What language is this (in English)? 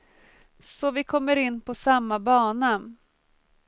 Swedish